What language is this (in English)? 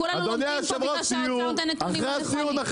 Hebrew